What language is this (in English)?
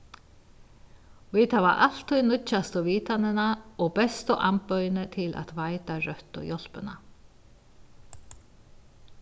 Faroese